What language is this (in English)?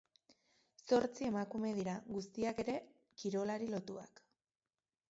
Basque